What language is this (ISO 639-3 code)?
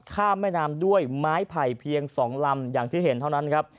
tha